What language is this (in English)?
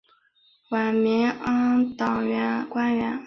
Chinese